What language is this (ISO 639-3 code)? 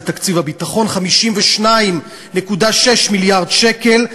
heb